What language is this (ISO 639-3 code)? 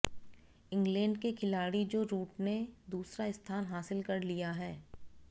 hin